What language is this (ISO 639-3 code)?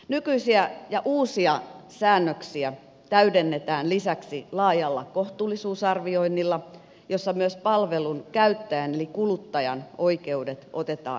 fin